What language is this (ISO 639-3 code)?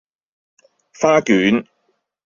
yue